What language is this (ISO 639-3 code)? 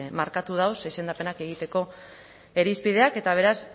eus